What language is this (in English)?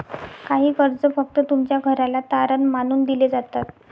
Marathi